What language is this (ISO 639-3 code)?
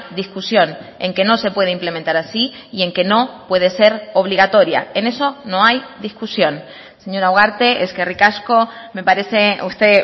spa